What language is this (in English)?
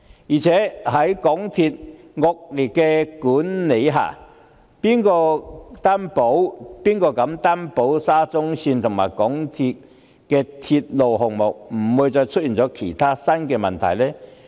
Cantonese